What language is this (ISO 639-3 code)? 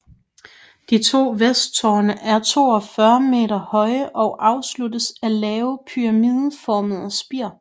dan